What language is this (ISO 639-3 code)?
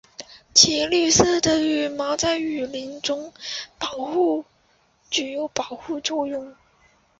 zho